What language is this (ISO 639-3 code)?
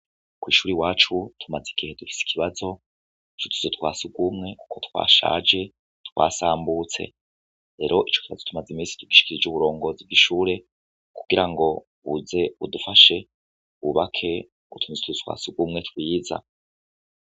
run